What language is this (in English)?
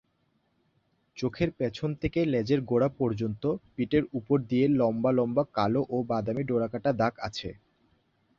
Bangla